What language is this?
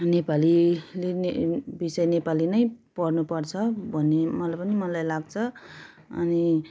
Nepali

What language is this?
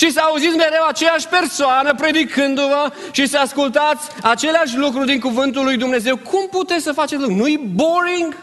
Romanian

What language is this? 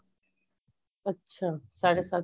Punjabi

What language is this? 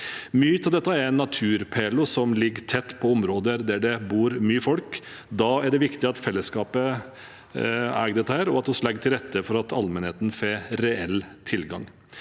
Norwegian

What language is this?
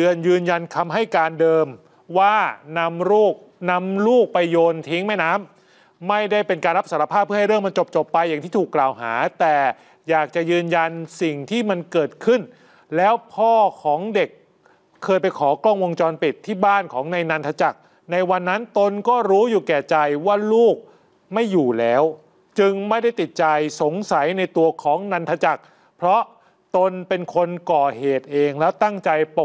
Thai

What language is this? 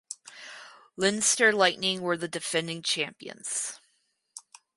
English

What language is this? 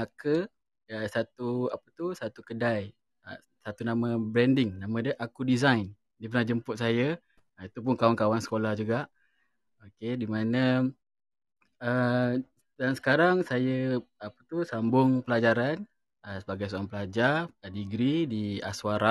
Malay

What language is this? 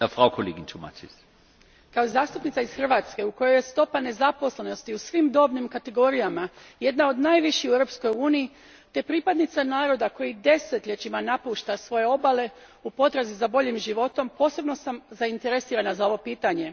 Croatian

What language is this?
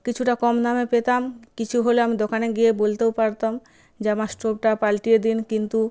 Bangla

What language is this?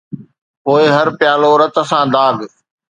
Sindhi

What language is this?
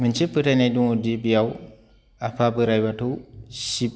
Bodo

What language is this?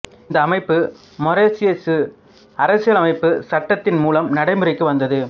Tamil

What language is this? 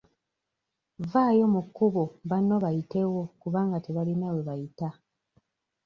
Ganda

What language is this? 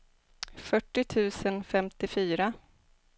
Swedish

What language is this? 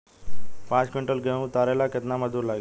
Bhojpuri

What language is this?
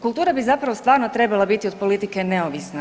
Croatian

